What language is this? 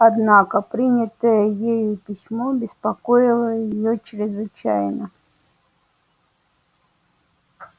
Russian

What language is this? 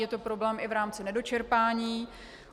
Czech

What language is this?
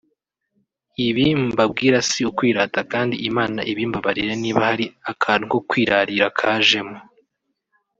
Kinyarwanda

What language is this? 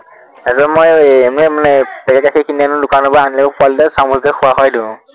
Assamese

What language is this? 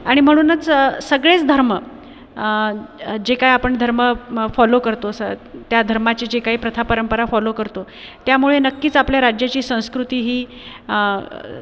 Marathi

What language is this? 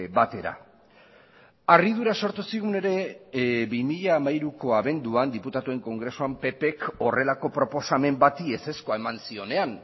Basque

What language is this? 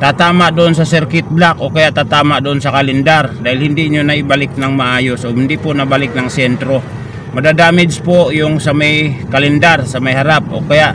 Filipino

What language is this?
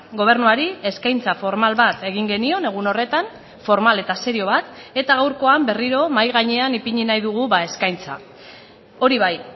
Basque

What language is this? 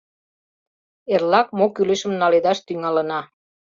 Mari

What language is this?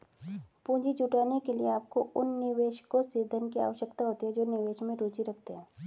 Hindi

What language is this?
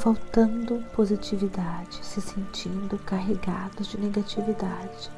Portuguese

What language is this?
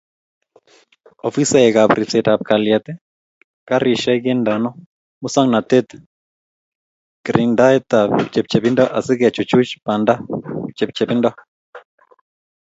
Kalenjin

